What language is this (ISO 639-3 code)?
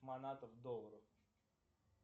rus